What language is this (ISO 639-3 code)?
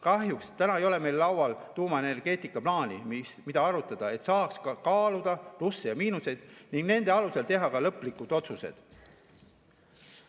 est